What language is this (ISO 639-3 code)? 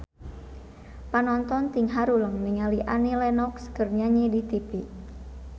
sun